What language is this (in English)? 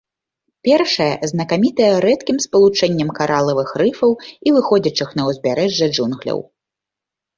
Belarusian